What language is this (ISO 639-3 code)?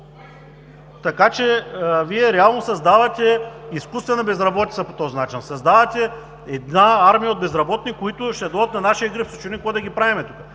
bul